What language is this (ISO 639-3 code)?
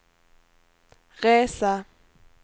swe